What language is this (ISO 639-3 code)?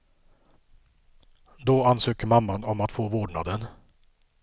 swe